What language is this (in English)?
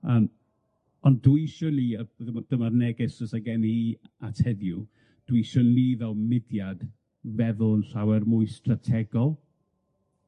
Welsh